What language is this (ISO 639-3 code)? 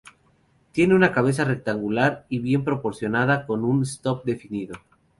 spa